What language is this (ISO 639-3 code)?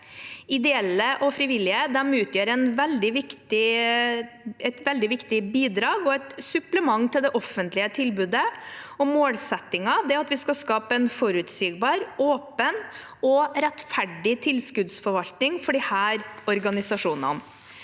nor